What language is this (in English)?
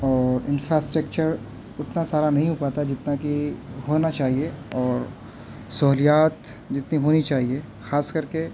Urdu